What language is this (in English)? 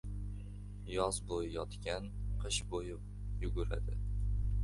Uzbek